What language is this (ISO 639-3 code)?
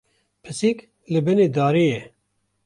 kur